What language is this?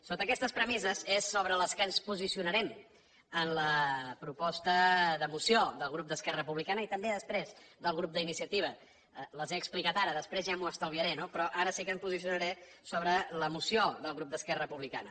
Catalan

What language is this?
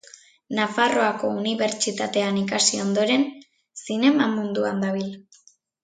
Basque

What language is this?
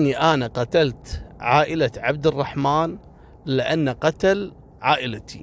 Arabic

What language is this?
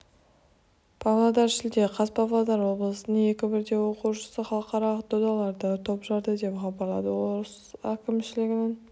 Kazakh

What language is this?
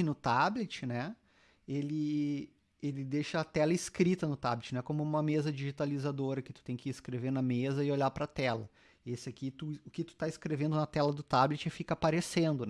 Portuguese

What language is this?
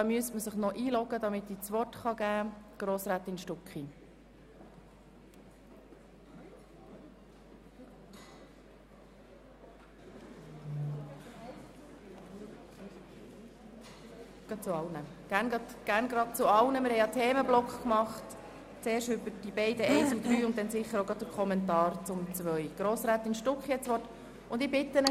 Swiss German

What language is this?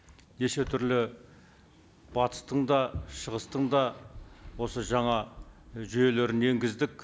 Kazakh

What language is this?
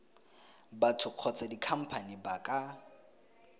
Tswana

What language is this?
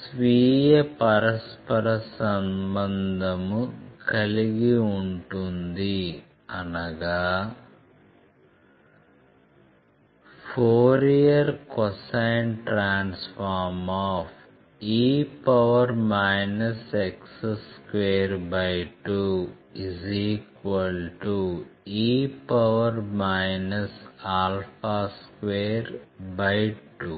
Telugu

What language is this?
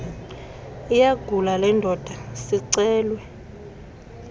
Xhosa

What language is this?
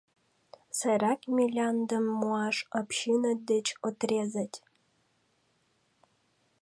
Mari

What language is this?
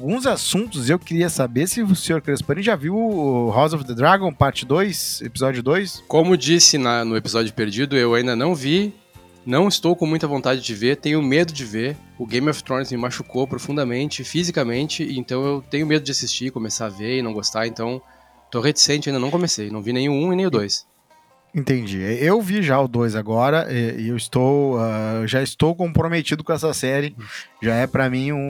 Portuguese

